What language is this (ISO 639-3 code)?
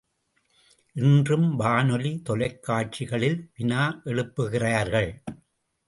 tam